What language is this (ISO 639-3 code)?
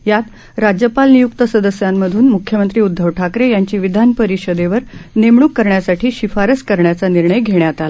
mar